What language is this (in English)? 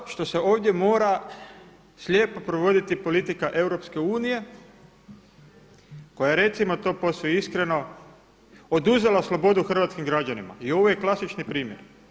Croatian